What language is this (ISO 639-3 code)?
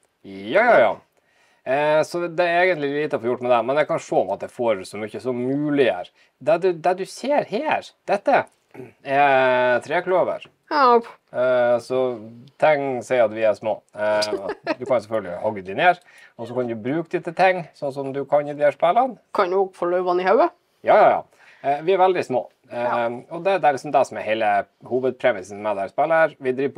nor